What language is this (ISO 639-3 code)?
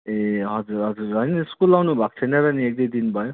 nep